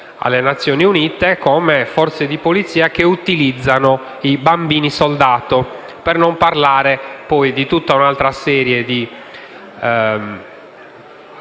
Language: Italian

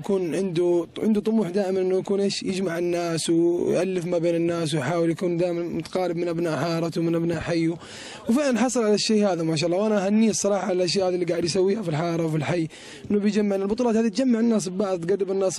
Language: Arabic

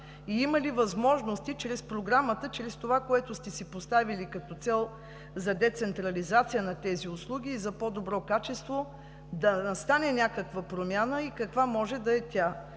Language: Bulgarian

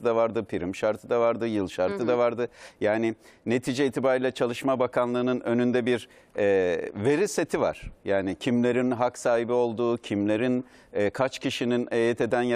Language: Turkish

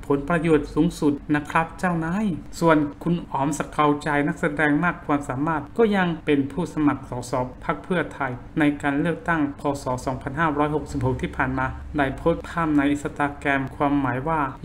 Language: Thai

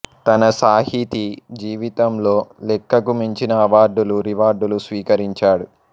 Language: Telugu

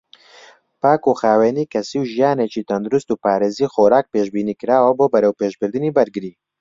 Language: Central Kurdish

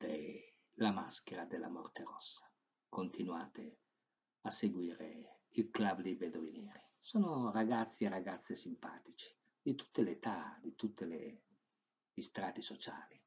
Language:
Italian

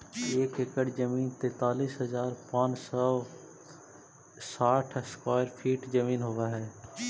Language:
Magahi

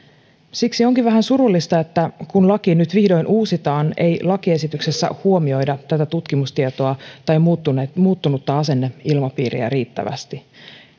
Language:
Finnish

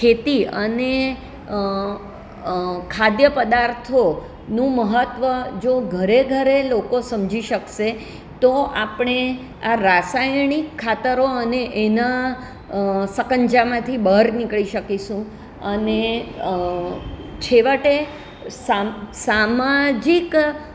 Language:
Gujarati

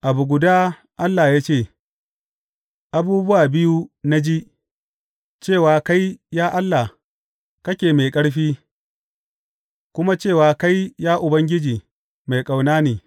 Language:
Hausa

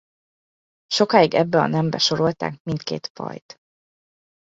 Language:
Hungarian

